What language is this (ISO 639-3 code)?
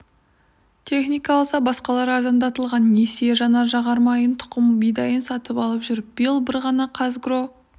kaz